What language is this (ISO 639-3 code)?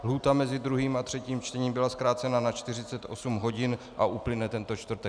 ces